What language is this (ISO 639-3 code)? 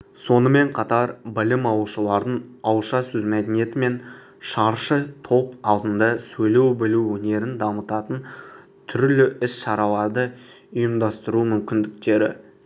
kaz